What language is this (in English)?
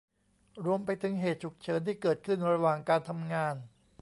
Thai